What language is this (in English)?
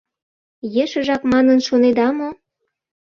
Mari